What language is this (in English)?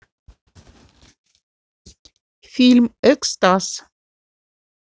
Russian